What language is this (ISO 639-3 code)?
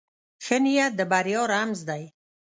pus